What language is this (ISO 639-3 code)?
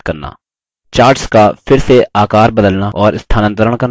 hin